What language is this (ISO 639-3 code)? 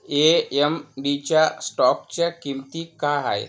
mar